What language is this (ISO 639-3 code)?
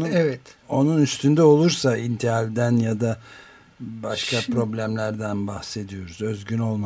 tur